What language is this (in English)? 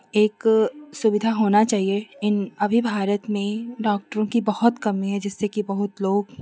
Hindi